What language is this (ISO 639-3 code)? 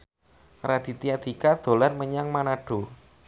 jav